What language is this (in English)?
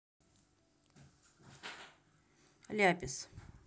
Russian